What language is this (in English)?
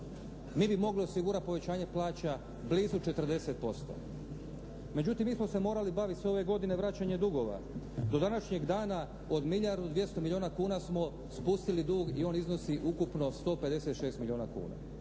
Croatian